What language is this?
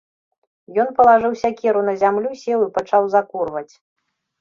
Belarusian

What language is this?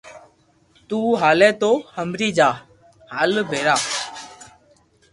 Loarki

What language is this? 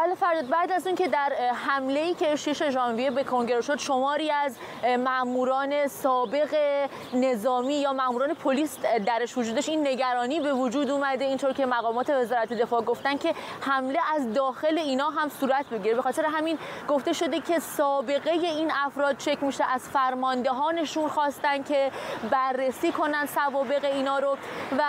Persian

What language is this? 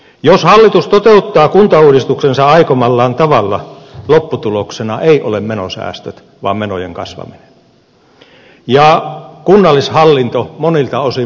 Finnish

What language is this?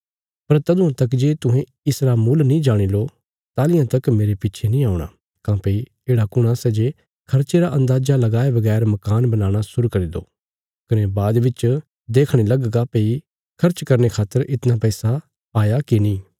Bilaspuri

